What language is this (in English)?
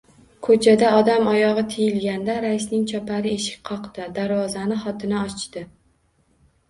Uzbek